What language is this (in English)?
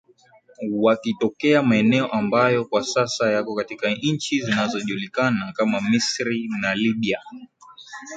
Swahili